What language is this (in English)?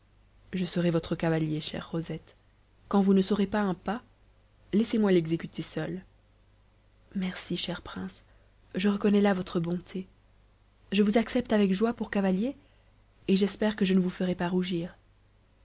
French